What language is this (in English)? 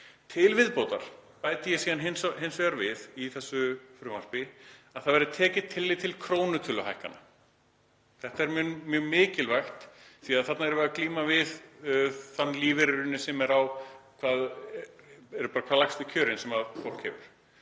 Icelandic